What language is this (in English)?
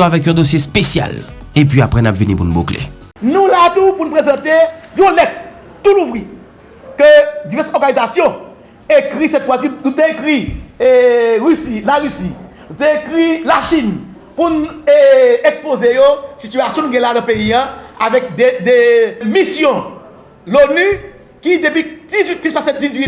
French